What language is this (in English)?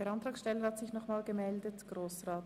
Swiss German